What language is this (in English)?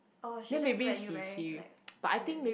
English